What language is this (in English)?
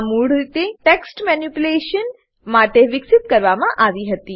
Gujarati